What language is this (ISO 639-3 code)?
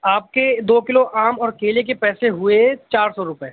urd